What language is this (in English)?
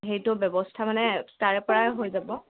Assamese